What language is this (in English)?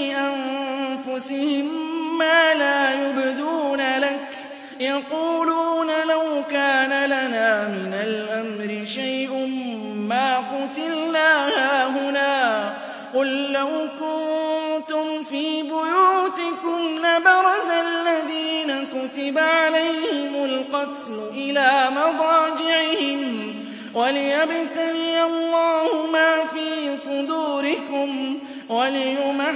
Arabic